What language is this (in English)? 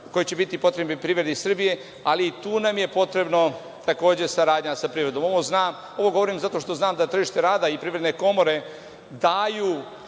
Serbian